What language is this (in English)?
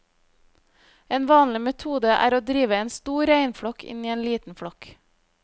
Norwegian